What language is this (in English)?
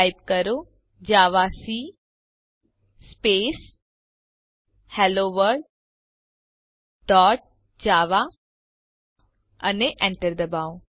Gujarati